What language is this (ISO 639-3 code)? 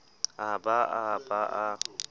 sot